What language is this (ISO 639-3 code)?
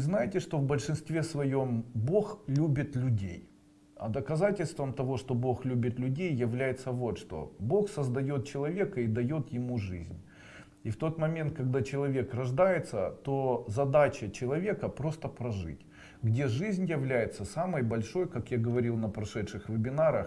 rus